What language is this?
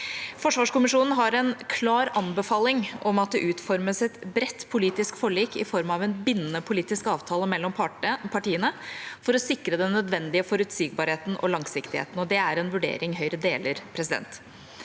Norwegian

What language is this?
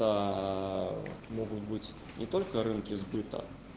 Russian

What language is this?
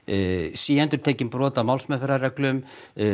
Icelandic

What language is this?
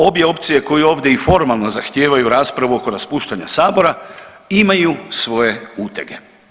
Croatian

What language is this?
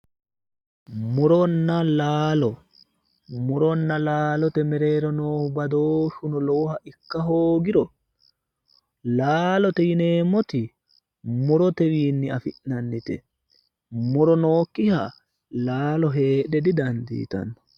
Sidamo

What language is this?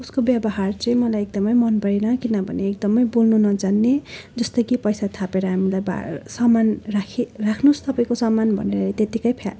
Nepali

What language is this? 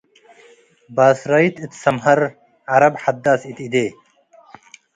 Tigre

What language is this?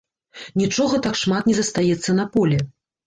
Belarusian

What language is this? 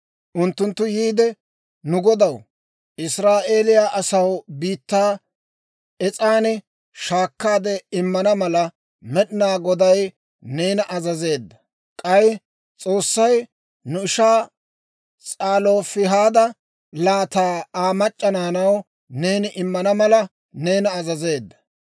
Dawro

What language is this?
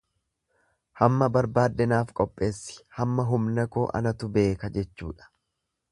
Oromo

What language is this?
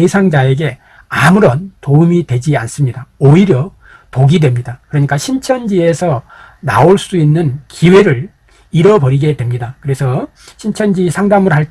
Korean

